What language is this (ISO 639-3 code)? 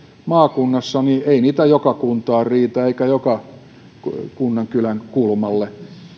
fin